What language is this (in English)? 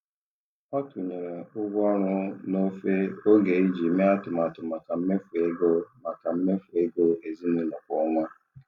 Igbo